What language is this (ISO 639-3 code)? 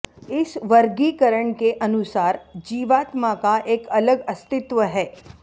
san